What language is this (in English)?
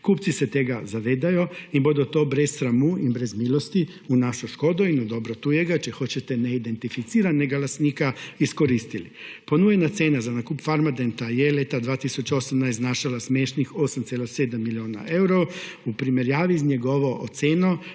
Slovenian